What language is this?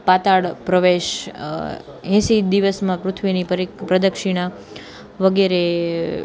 Gujarati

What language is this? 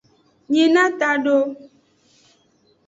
Aja (Benin)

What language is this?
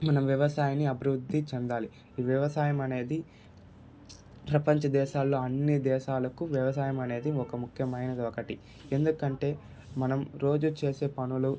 Telugu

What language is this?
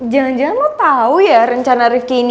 Indonesian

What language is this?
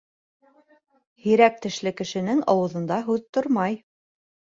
Bashkir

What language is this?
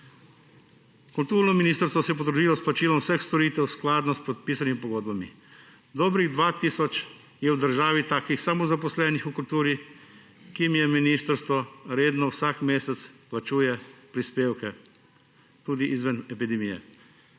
Slovenian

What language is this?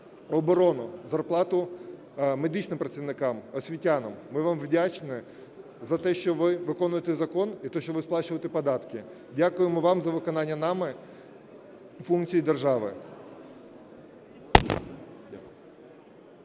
Ukrainian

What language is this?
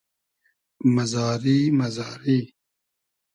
Hazaragi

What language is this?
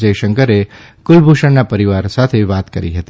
Gujarati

